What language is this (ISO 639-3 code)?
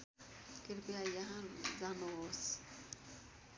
nep